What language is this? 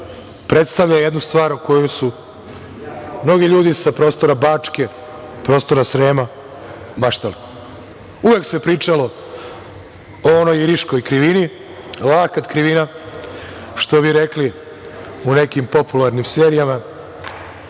Serbian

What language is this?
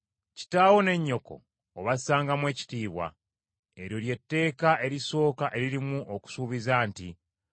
Ganda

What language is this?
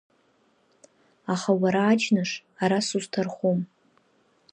Abkhazian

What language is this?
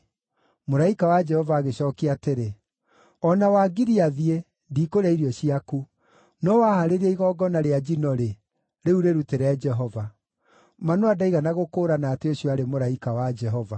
Kikuyu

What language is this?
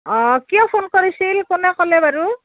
Assamese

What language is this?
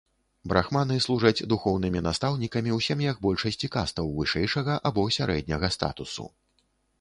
Belarusian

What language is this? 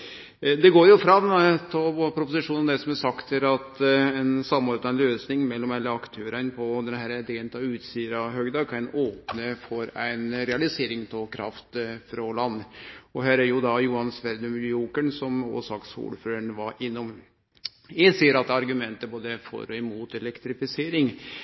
Norwegian Nynorsk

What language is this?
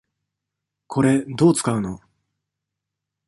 Japanese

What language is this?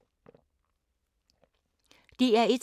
Danish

